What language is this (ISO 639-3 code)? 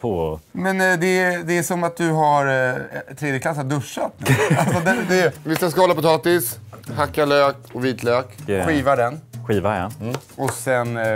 swe